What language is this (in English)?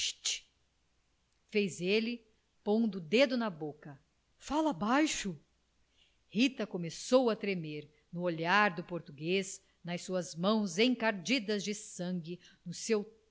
Portuguese